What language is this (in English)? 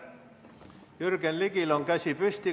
Estonian